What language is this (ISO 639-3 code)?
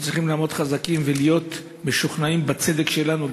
heb